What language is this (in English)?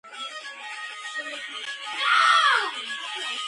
Georgian